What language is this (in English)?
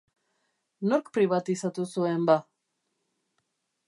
Basque